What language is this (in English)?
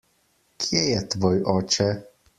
Slovenian